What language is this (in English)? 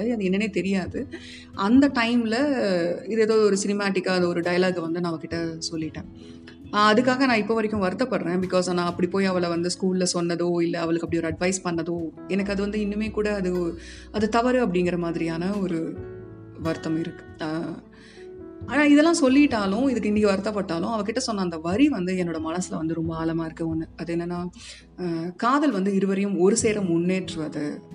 Tamil